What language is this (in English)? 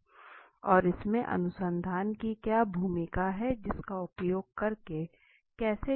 Hindi